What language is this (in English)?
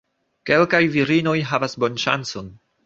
Esperanto